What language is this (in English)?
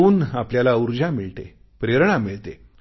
Marathi